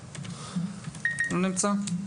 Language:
Hebrew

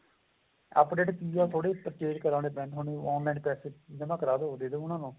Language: Punjabi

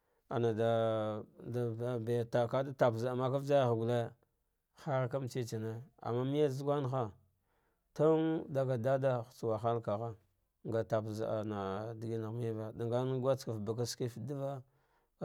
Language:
Dghwede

